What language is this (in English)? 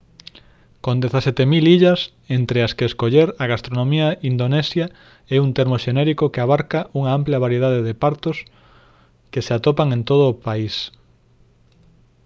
Galician